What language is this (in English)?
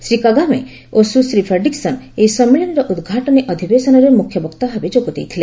Odia